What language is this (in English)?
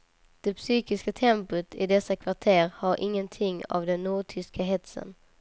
Swedish